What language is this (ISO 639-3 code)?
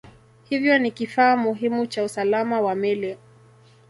swa